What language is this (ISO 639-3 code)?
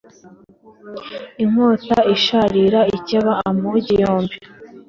kin